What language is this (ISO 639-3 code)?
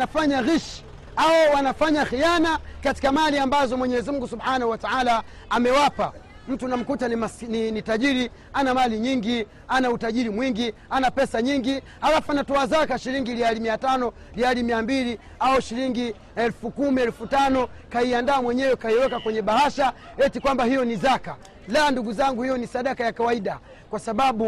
swa